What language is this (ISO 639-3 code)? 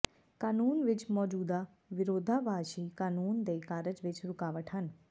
pan